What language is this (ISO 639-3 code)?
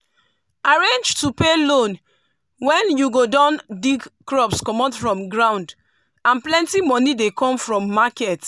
pcm